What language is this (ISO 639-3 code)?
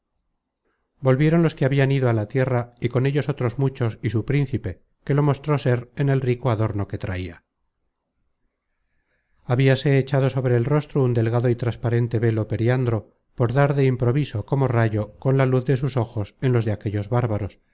spa